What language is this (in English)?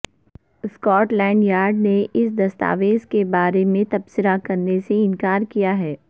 Urdu